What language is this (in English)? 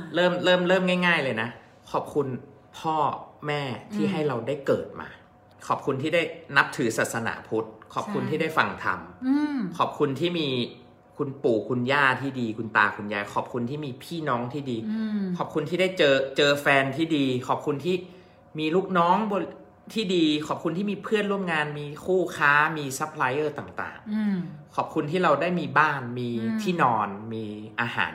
Thai